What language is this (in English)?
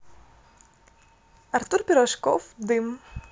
Russian